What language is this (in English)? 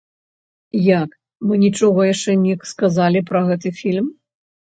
Belarusian